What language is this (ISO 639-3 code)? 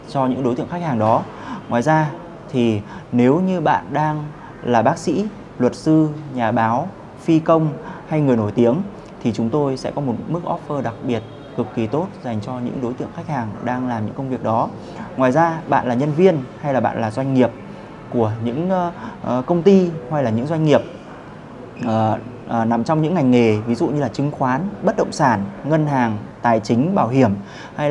vie